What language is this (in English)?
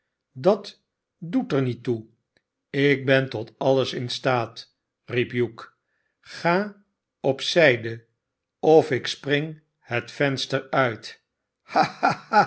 Dutch